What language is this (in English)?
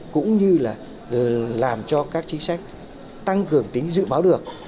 Vietnamese